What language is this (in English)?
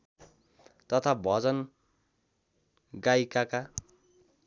Nepali